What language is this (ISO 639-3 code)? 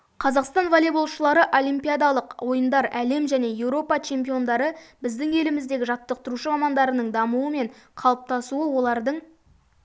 kaz